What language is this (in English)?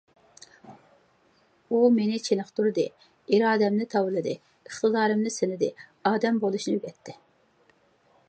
Uyghur